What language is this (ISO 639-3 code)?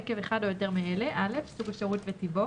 heb